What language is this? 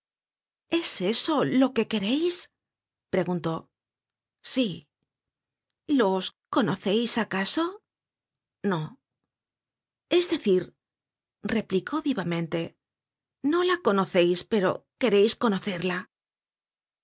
Spanish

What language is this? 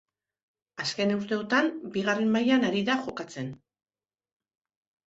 Basque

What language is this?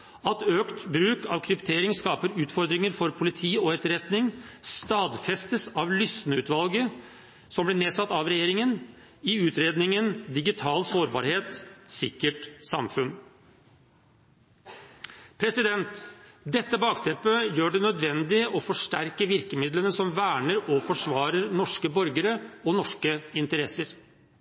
Norwegian Bokmål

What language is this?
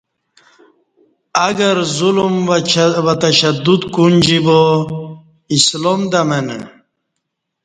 Kati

